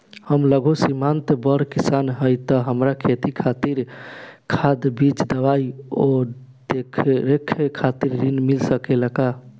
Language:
Bhojpuri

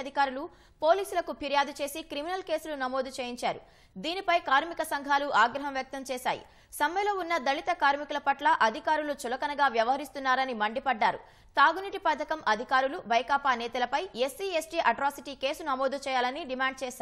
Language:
Romanian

